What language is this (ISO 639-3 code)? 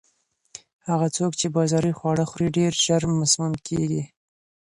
pus